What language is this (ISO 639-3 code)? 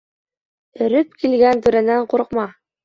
bak